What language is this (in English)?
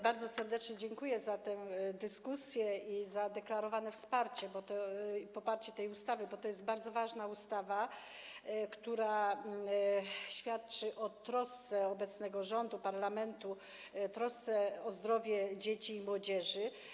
Polish